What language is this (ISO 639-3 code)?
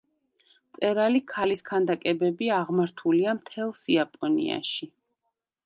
kat